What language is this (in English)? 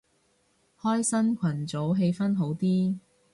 Cantonese